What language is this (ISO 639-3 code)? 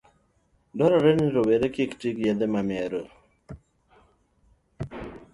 luo